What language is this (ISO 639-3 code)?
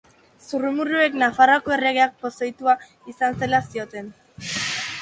eus